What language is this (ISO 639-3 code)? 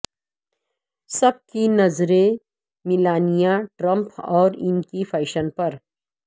urd